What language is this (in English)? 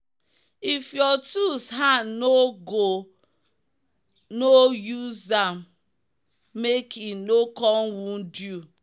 Nigerian Pidgin